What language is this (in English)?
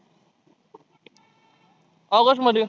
Marathi